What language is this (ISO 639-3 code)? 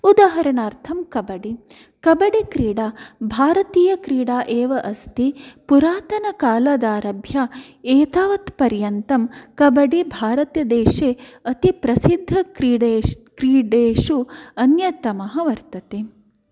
san